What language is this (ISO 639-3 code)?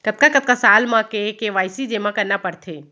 hne